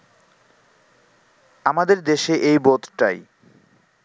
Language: Bangla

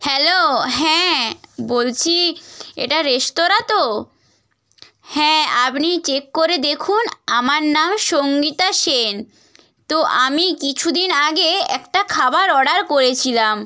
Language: Bangla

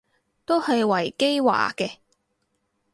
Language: Cantonese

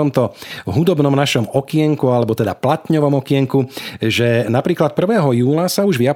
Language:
Slovak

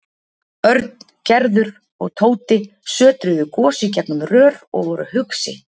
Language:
Icelandic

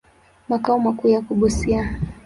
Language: Swahili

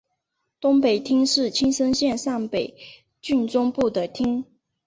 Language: Chinese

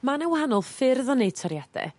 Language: Welsh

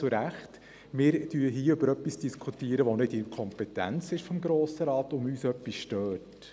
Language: Swiss German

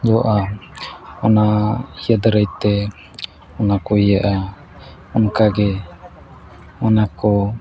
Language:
Santali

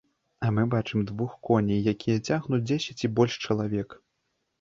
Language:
Belarusian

